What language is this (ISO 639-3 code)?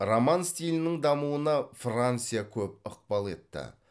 kaz